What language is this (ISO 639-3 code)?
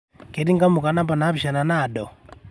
mas